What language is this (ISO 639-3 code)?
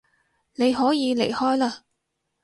yue